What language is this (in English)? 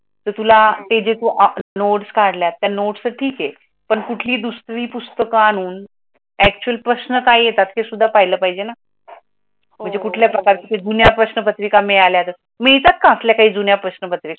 Marathi